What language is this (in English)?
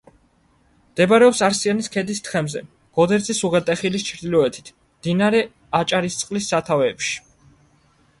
Georgian